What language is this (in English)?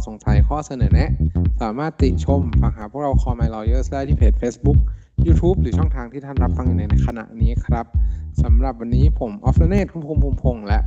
Thai